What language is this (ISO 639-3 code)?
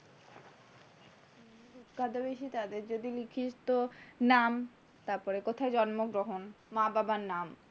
ben